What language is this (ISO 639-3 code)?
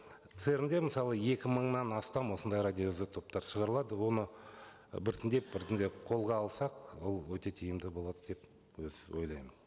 kaz